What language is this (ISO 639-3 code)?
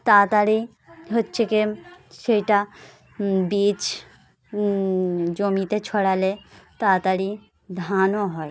ben